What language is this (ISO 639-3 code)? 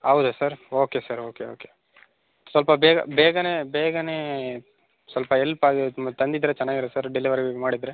kan